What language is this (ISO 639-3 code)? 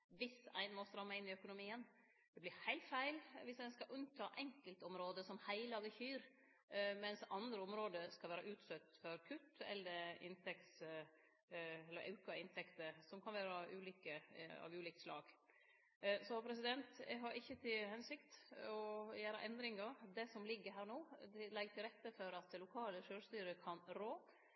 nno